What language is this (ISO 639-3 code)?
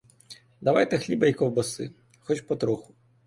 ukr